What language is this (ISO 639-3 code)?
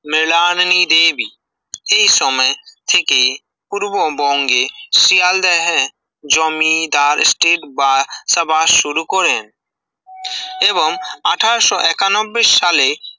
ben